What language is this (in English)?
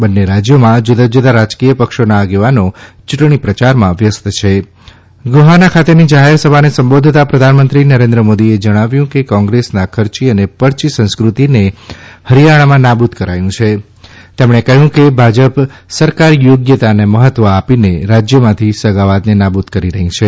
Gujarati